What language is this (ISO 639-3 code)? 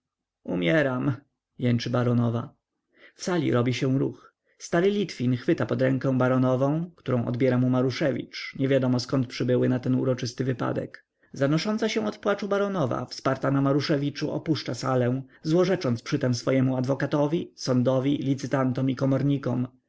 pol